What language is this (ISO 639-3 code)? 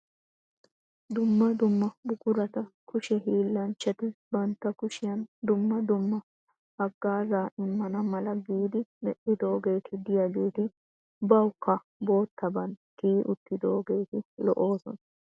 wal